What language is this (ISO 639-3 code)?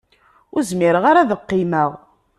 kab